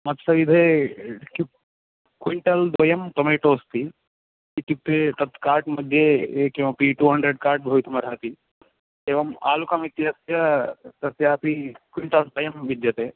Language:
Sanskrit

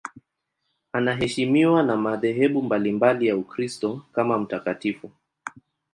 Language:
Swahili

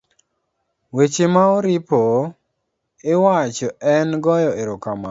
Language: Luo (Kenya and Tanzania)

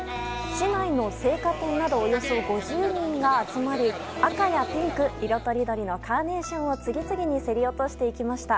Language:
Japanese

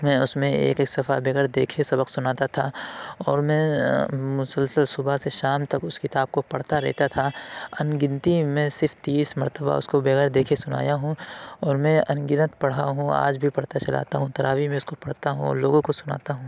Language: Urdu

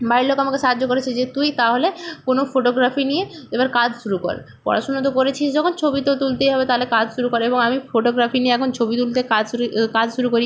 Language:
Bangla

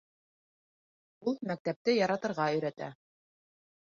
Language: Bashkir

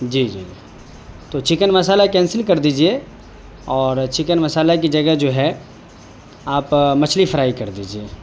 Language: Urdu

